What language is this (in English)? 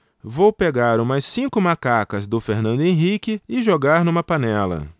Portuguese